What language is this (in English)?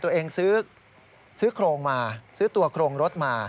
Thai